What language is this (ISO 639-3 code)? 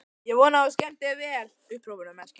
isl